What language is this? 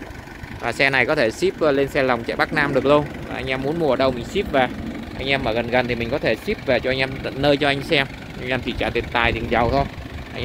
Vietnamese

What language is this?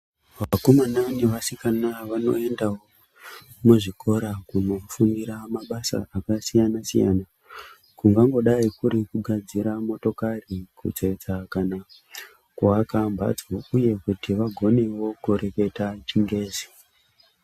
Ndau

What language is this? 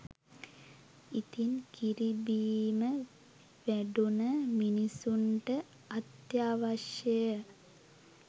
Sinhala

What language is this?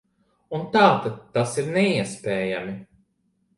Latvian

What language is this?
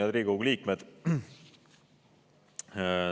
Estonian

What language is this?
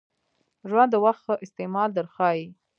Pashto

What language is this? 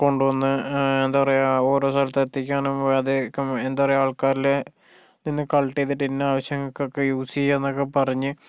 Malayalam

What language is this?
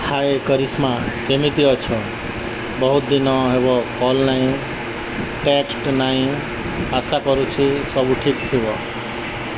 Odia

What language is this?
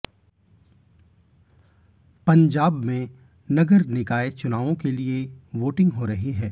Hindi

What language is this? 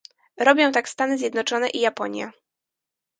Polish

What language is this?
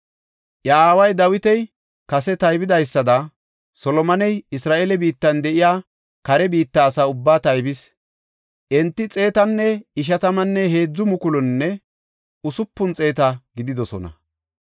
Gofa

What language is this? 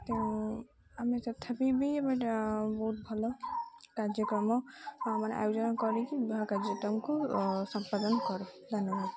Odia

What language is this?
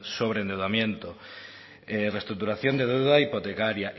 Spanish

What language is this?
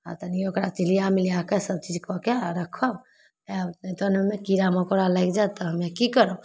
Maithili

